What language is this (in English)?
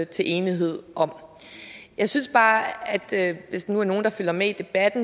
Danish